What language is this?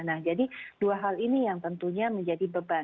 Indonesian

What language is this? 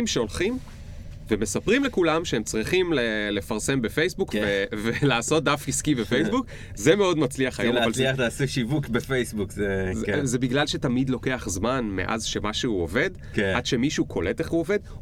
Hebrew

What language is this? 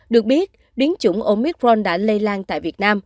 Vietnamese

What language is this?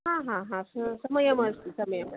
Sanskrit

